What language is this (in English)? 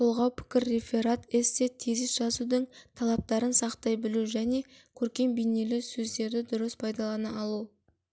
Kazakh